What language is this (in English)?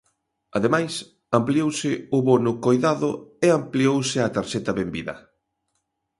Galician